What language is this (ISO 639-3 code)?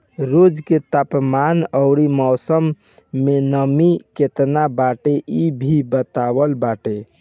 bho